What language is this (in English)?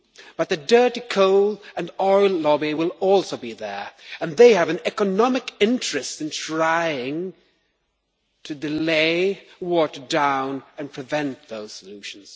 English